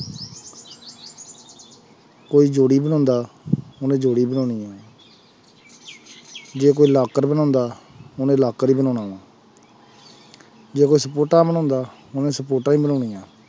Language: Punjabi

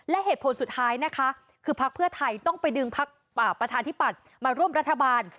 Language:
Thai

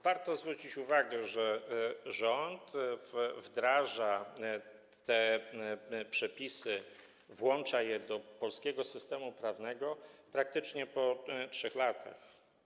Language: Polish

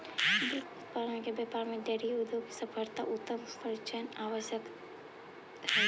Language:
Magahi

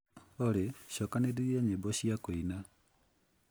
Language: Kikuyu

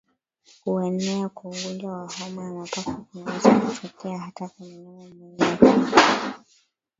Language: Swahili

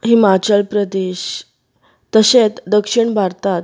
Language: Konkani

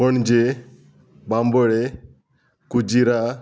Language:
Konkani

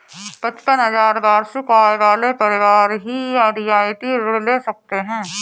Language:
Hindi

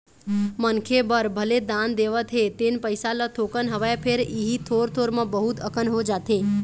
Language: Chhattisgarhi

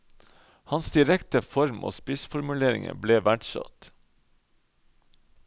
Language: Norwegian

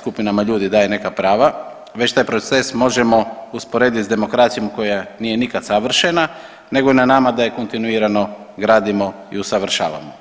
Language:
Croatian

